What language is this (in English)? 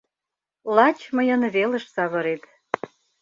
Mari